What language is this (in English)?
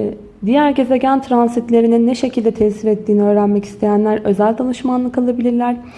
Turkish